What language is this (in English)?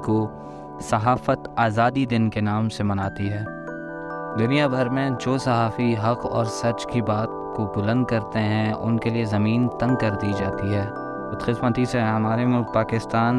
Urdu